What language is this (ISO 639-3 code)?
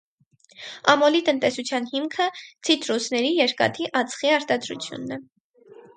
hye